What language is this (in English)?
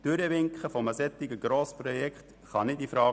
Swiss German